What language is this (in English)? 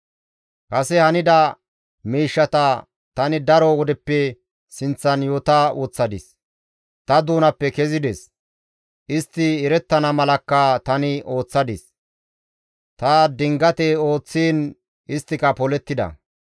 Gamo